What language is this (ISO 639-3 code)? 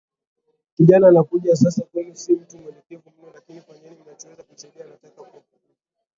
swa